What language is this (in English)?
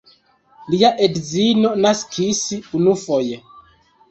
Esperanto